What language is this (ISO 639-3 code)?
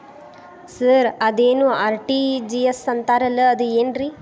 kan